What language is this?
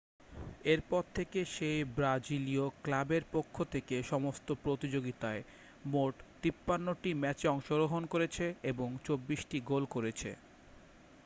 Bangla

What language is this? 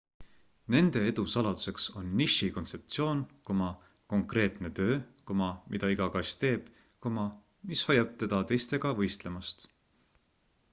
Estonian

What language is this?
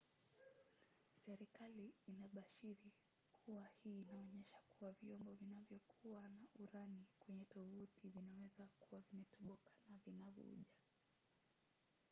Swahili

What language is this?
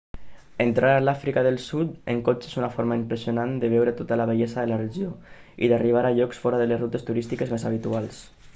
Catalan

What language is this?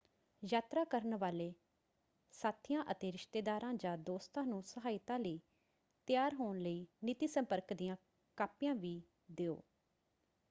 Punjabi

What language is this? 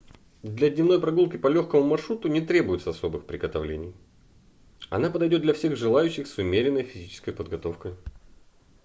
Russian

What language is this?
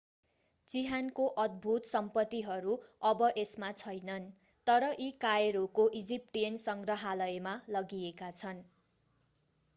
Nepali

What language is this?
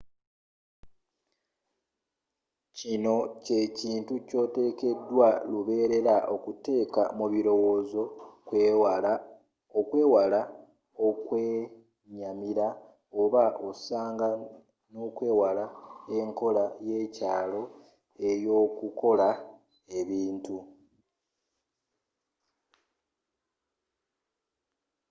Ganda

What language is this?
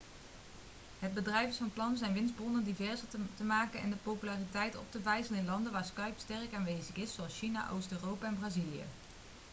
Dutch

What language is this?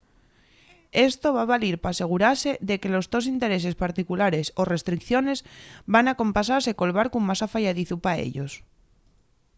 Asturian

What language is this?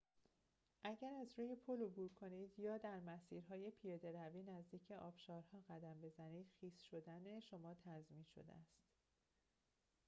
Persian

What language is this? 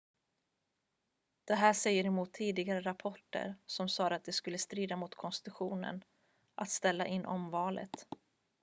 Swedish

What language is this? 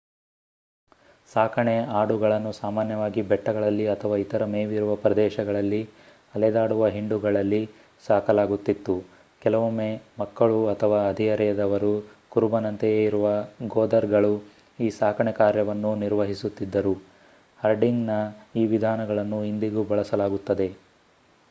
Kannada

